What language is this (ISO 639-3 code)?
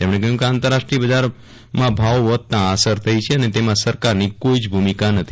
guj